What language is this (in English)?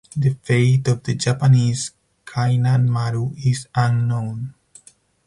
English